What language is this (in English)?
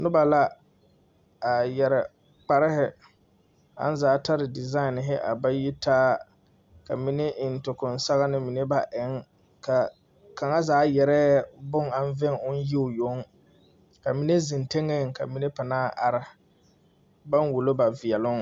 Southern Dagaare